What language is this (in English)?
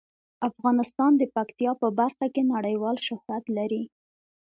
Pashto